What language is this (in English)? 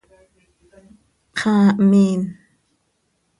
Seri